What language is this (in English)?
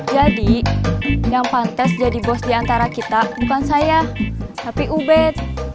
Indonesian